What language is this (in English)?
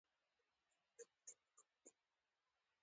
Pashto